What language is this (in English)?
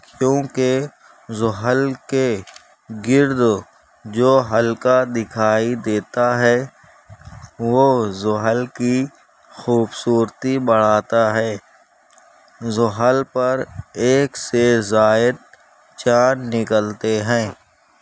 Urdu